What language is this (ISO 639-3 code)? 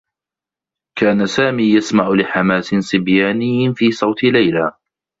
ara